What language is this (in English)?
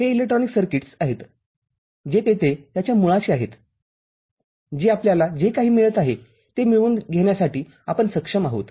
Marathi